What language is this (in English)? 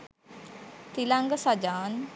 Sinhala